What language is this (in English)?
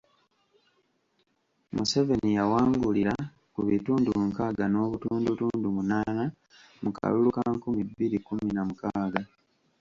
Ganda